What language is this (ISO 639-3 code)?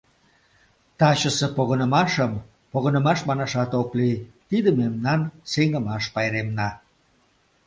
chm